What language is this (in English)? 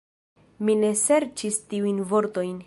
Esperanto